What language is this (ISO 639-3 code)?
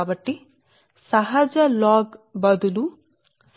tel